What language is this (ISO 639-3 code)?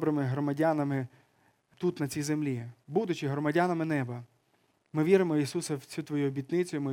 ukr